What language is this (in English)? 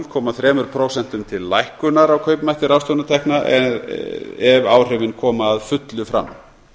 Icelandic